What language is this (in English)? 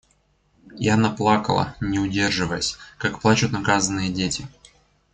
Russian